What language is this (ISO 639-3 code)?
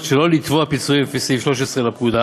heb